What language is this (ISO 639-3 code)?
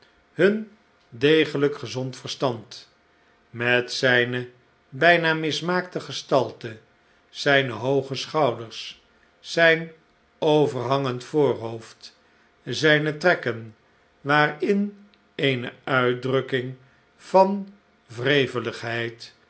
nld